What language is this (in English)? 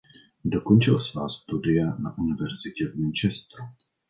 Czech